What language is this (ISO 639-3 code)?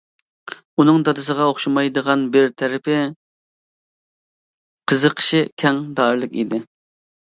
uig